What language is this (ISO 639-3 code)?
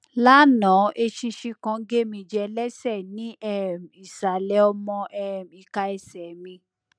yor